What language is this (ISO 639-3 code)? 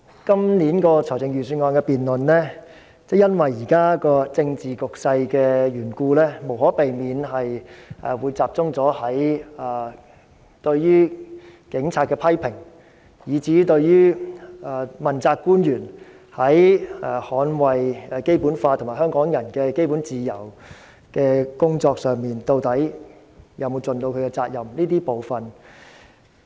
yue